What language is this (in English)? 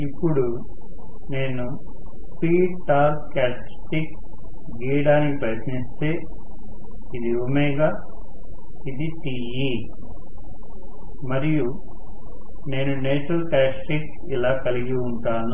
Telugu